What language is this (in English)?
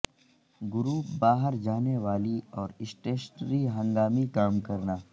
Urdu